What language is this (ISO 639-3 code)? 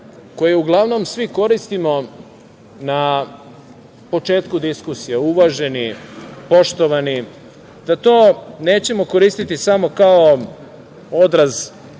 srp